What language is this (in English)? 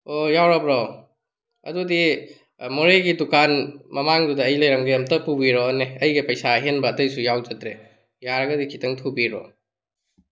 Manipuri